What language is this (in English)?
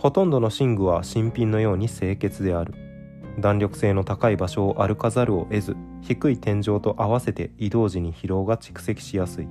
Japanese